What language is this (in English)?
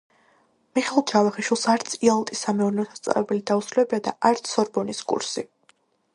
Georgian